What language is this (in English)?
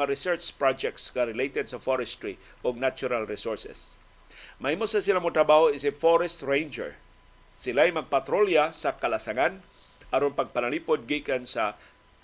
Filipino